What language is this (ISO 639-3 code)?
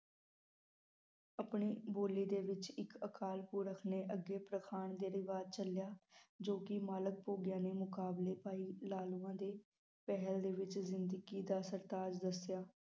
pan